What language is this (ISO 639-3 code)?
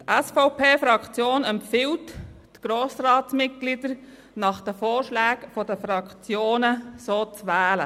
gsw